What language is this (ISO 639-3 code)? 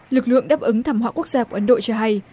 vie